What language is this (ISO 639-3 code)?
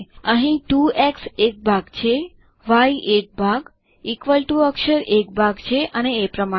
guj